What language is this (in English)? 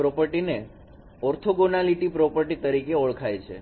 Gujarati